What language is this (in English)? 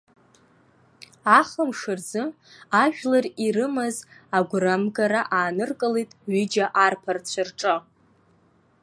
Abkhazian